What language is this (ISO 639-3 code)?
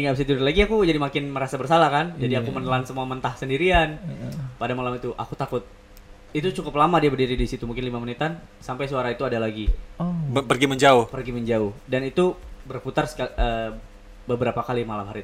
ind